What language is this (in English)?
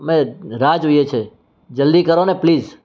Gujarati